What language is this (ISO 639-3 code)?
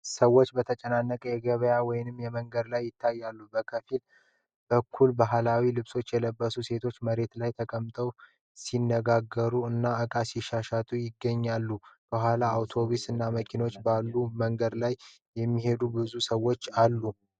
amh